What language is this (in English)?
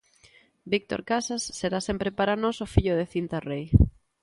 Galician